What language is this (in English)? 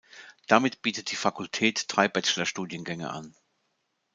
German